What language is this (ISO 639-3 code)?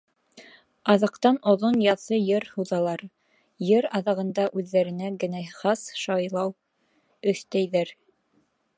bak